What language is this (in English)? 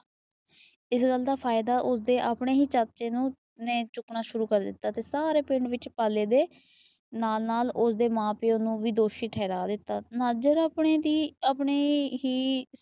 Punjabi